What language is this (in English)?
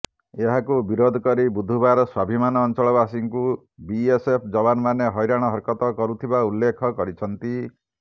Odia